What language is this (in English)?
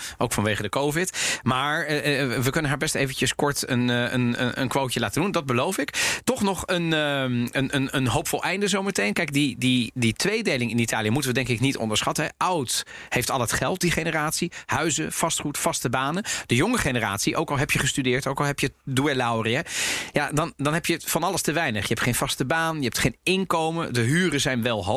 Dutch